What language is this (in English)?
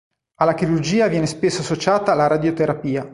Italian